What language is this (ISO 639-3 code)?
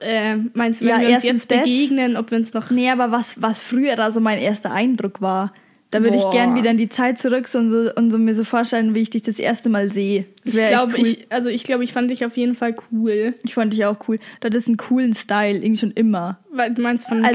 deu